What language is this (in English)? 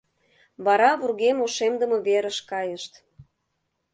Mari